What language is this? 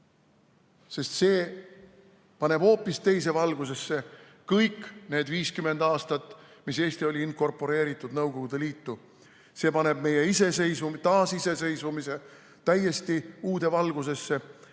Estonian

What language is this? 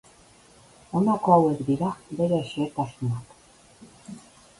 Basque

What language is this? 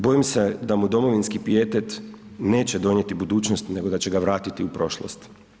Croatian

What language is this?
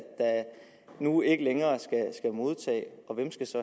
Danish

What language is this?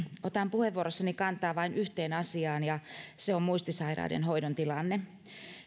Finnish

